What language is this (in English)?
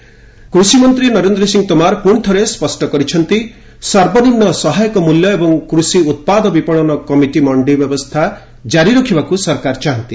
Odia